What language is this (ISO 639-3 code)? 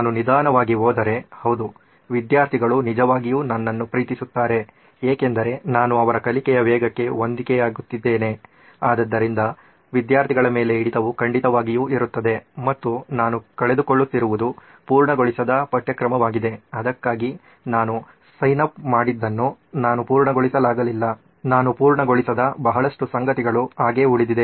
kan